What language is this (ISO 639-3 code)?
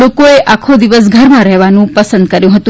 guj